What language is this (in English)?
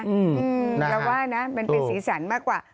Thai